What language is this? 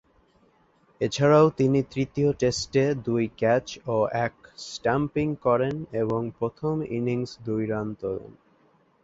Bangla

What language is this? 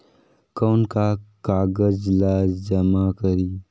Chhattisgarhi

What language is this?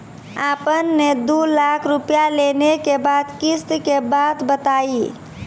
Maithili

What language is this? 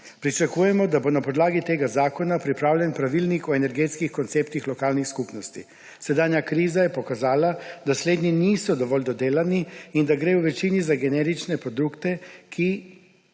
Slovenian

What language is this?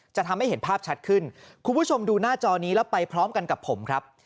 Thai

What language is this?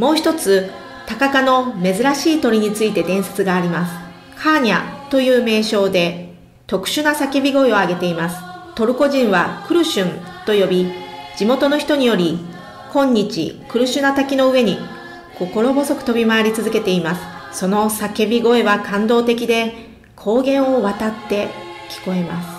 Japanese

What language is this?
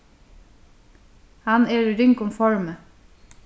Faroese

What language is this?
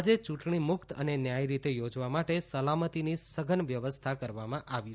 Gujarati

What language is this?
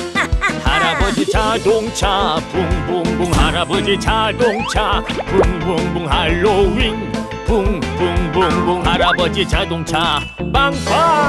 Korean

